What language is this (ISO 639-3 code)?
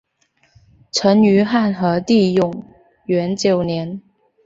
zho